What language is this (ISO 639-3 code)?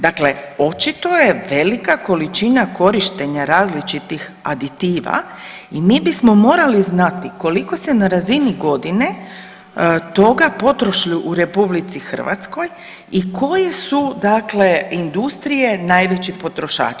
hrv